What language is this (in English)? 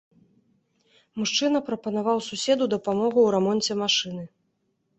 Belarusian